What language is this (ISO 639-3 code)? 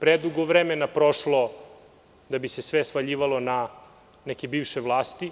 srp